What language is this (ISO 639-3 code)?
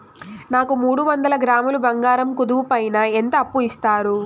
tel